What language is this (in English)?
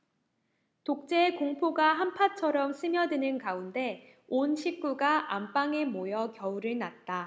Korean